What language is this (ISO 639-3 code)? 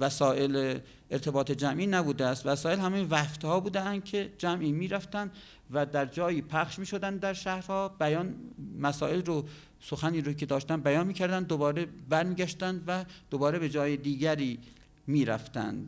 fas